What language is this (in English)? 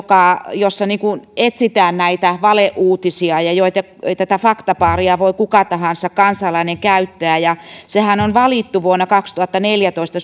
Finnish